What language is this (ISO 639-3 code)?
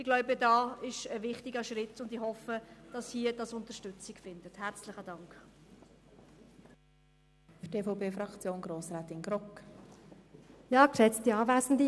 gsw